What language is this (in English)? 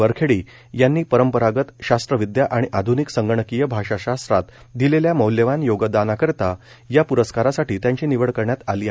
Marathi